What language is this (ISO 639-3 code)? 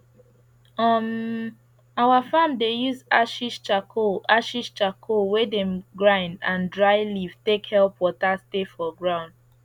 pcm